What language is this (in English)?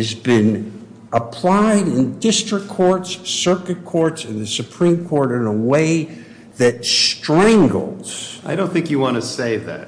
English